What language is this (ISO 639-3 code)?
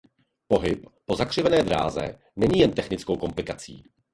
ces